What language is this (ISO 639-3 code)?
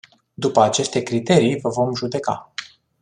ron